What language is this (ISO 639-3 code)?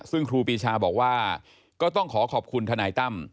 tha